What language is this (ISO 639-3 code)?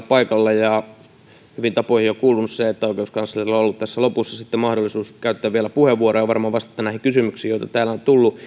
fin